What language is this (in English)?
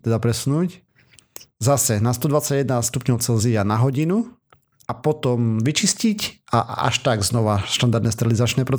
Slovak